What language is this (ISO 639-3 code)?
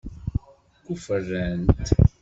kab